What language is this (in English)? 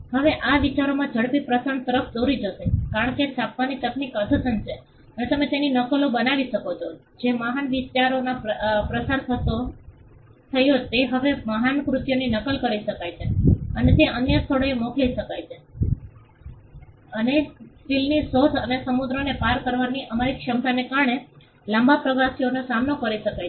Gujarati